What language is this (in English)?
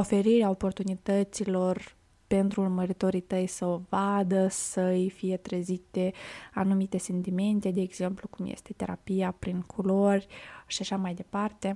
Romanian